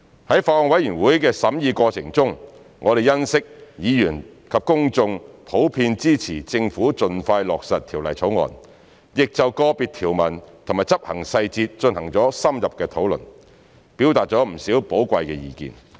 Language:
Cantonese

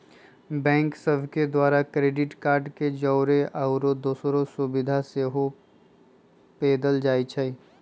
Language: Magahi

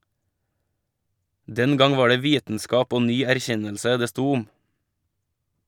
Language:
Norwegian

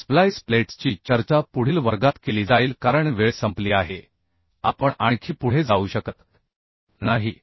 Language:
Marathi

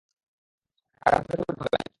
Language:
Bangla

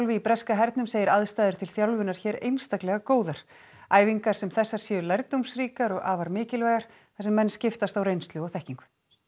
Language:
Icelandic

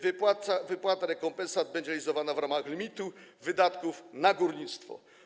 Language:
Polish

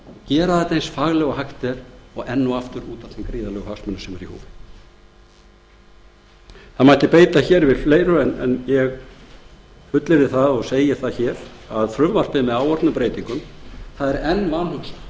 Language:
Icelandic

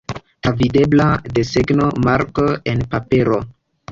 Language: Esperanto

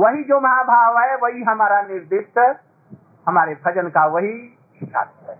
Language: Hindi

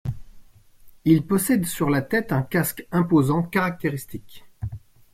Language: French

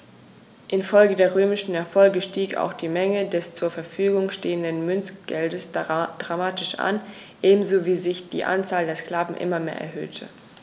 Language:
German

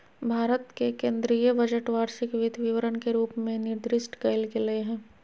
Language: Magahi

